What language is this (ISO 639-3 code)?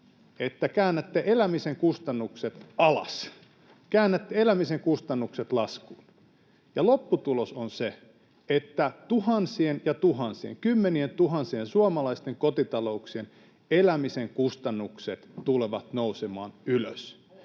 fin